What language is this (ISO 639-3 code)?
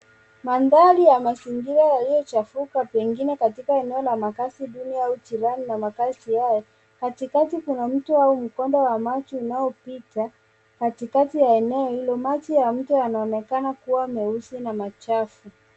swa